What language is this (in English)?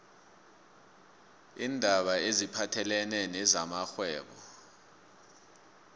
South Ndebele